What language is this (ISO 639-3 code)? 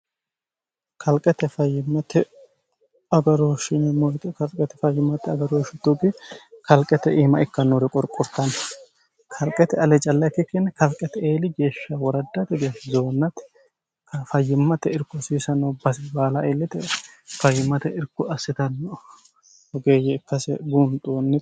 sid